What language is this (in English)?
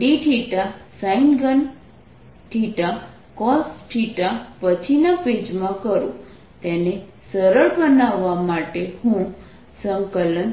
Gujarati